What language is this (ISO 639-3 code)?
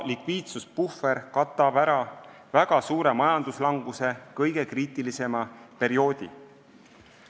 est